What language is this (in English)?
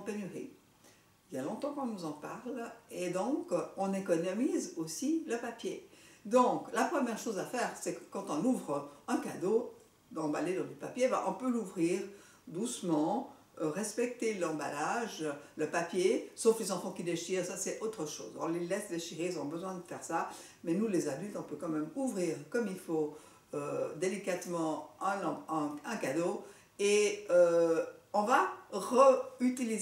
French